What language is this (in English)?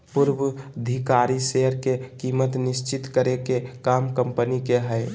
Magahi